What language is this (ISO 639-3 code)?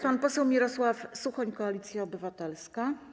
pol